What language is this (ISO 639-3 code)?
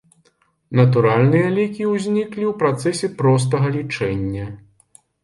bel